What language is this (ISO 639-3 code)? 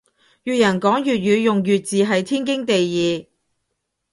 yue